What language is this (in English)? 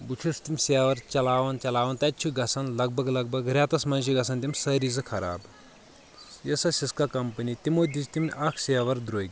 Kashmiri